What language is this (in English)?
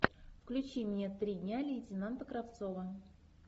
Russian